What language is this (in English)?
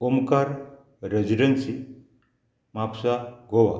Konkani